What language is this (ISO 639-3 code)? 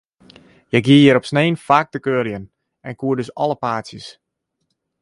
fry